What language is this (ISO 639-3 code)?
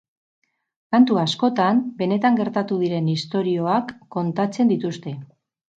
eus